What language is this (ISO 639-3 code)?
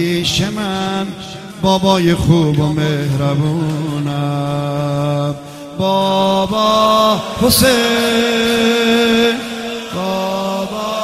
fas